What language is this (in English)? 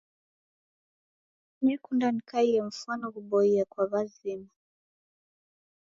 Taita